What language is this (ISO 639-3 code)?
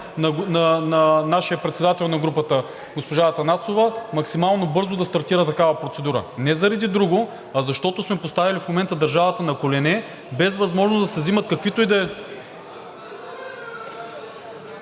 bul